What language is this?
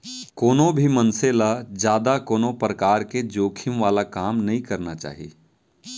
Chhattisgarhi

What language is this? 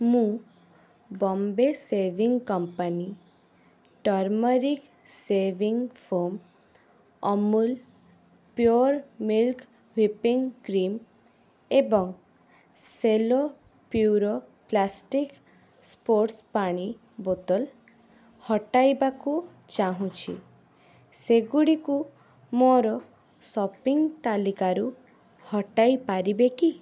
Odia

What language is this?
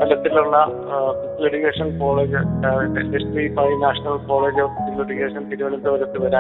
Malayalam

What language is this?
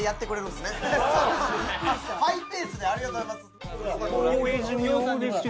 Japanese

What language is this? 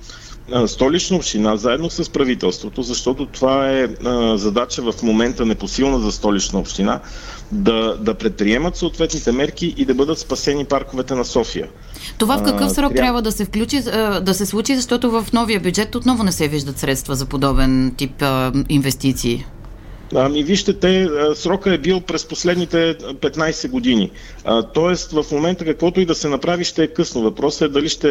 Bulgarian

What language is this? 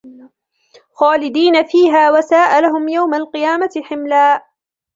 Arabic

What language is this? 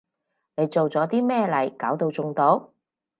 Cantonese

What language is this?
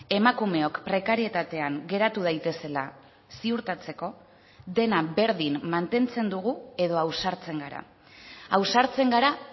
Basque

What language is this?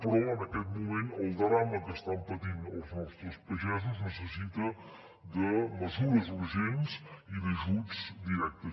Catalan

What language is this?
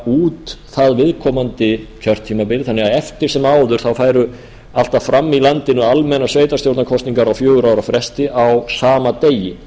Icelandic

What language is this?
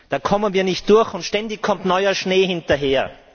German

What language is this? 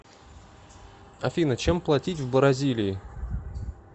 Russian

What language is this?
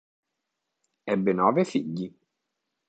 Italian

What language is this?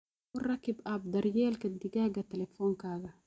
Somali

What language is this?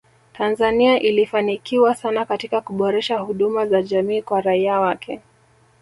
Swahili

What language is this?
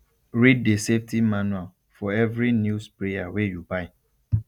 Nigerian Pidgin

